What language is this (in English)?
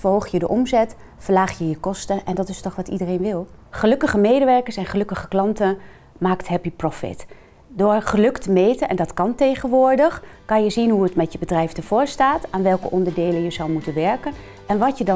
Dutch